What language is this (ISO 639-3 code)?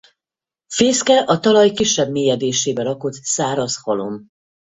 hun